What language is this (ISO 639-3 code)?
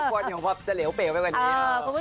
tha